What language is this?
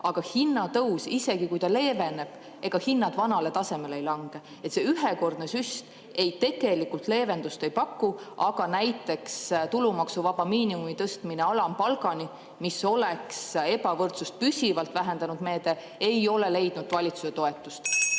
Estonian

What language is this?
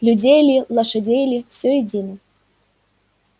Russian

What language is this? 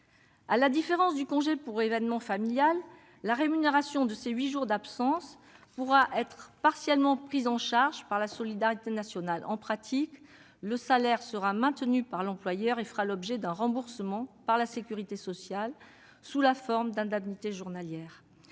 French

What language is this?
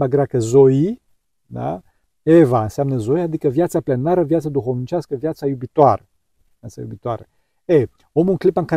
Romanian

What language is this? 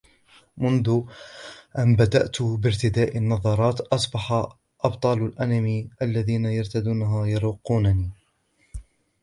Arabic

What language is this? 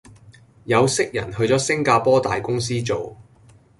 Cantonese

